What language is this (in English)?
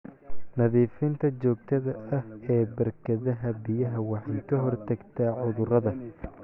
Somali